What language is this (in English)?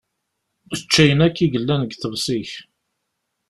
Kabyle